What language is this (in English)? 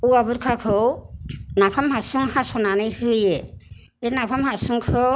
Bodo